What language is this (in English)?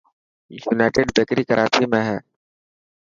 Dhatki